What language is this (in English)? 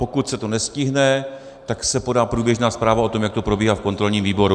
Czech